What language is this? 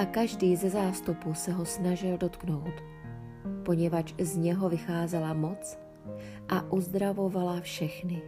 Czech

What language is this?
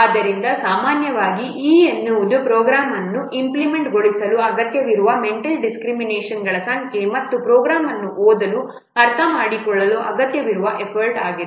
Kannada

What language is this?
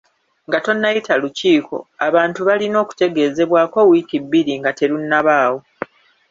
Ganda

